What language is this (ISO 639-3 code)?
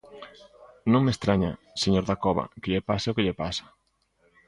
glg